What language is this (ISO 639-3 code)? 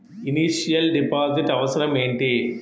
tel